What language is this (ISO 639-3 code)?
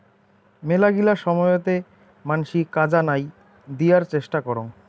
ben